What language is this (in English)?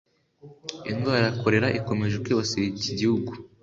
Kinyarwanda